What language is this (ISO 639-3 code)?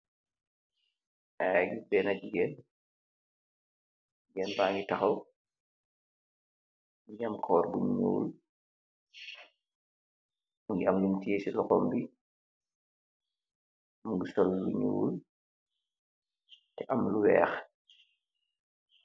wol